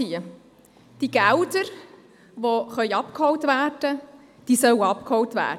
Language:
Swiss German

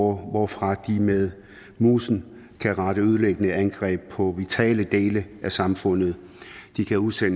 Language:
Danish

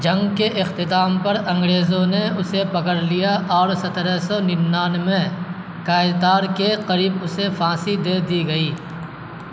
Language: Urdu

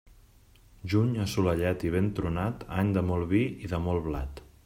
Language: Catalan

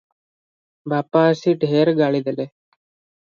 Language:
Odia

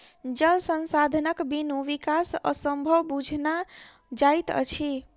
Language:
Maithili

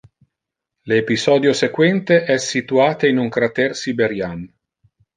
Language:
Interlingua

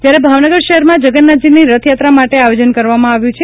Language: Gujarati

